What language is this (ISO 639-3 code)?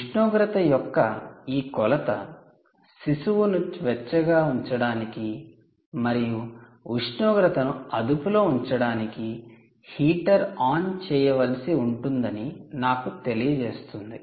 tel